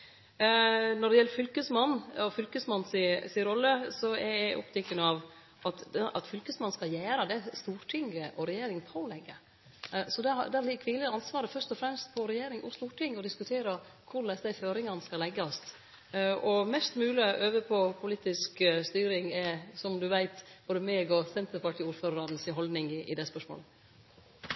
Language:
Norwegian Nynorsk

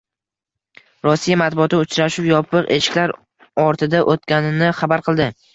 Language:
Uzbek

